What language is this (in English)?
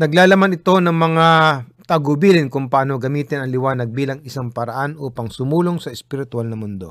Filipino